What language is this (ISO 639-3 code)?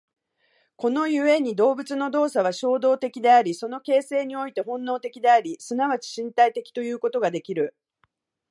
jpn